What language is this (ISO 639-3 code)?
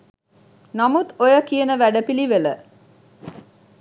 sin